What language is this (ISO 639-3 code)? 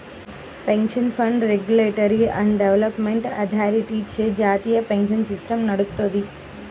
tel